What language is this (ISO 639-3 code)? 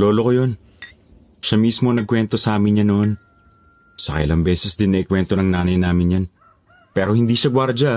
fil